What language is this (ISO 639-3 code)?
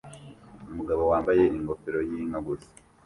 kin